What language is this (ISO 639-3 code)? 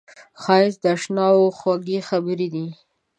pus